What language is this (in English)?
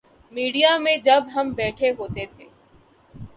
Urdu